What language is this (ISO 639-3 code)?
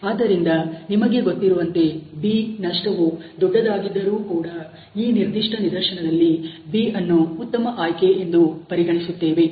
kan